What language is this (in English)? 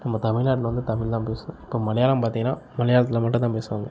Tamil